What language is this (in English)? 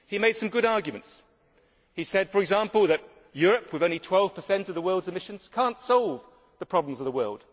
English